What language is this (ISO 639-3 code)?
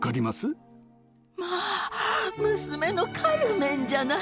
jpn